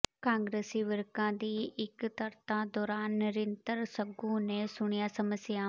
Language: Punjabi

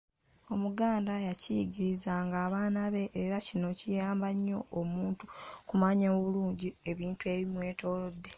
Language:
Ganda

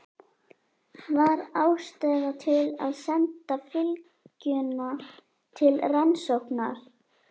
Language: Icelandic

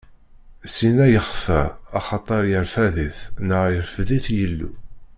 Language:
Kabyle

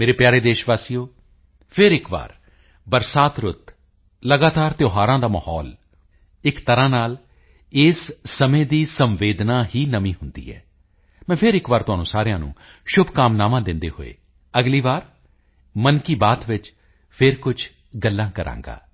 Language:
Punjabi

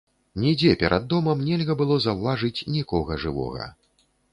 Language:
Belarusian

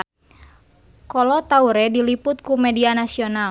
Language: Sundanese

